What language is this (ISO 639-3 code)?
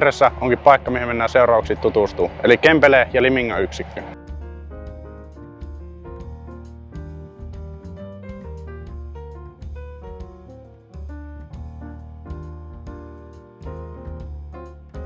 fin